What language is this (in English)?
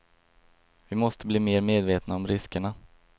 Swedish